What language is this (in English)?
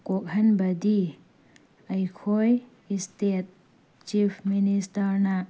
Manipuri